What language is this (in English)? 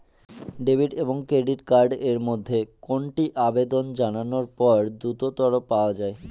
Bangla